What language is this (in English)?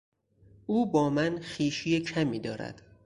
Persian